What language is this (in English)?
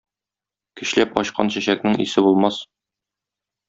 Tatar